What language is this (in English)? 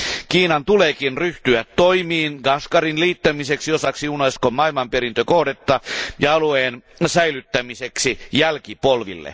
Finnish